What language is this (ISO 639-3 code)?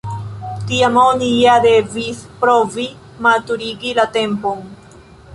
epo